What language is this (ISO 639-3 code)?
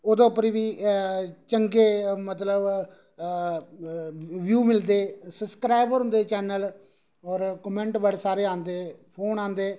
doi